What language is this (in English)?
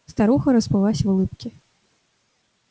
Russian